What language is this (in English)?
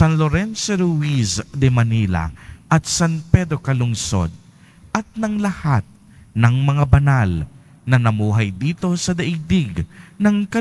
Filipino